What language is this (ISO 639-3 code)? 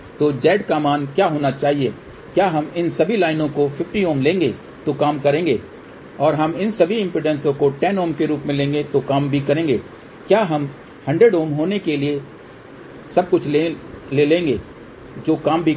hin